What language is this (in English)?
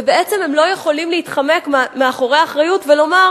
Hebrew